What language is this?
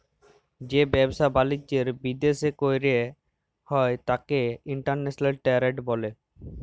Bangla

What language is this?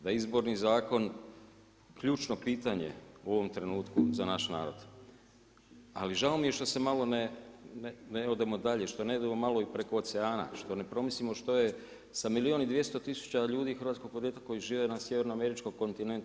Croatian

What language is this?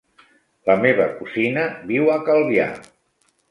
Catalan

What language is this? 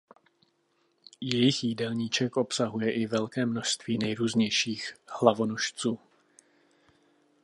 Czech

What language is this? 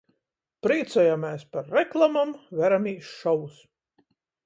Latgalian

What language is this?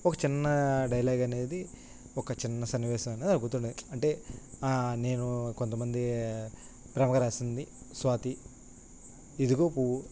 Telugu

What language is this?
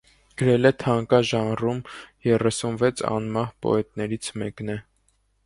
Armenian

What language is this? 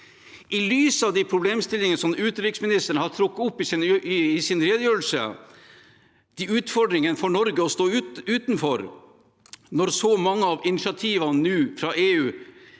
Norwegian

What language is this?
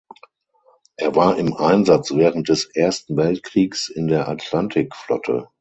German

